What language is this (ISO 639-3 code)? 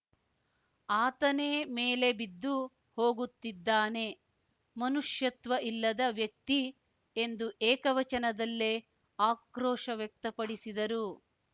kan